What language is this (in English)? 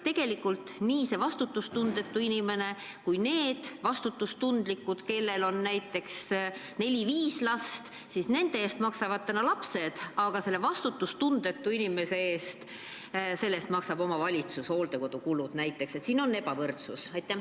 Estonian